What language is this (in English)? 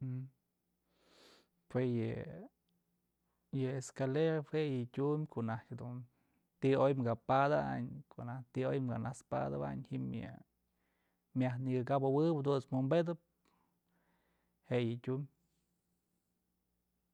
Mazatlán Mixe